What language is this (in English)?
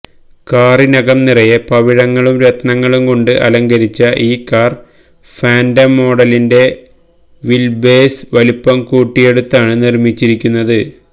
Malayalam